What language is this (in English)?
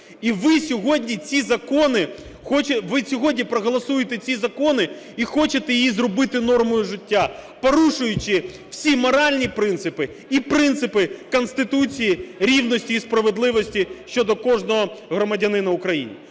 Ukrainian